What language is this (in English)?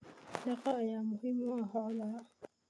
Somali